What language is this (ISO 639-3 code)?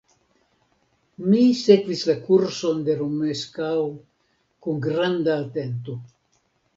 epo